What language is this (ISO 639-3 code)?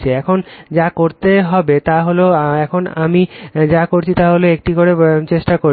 ben